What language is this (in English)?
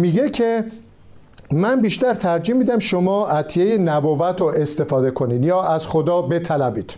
Persian